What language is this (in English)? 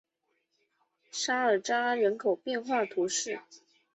Chinese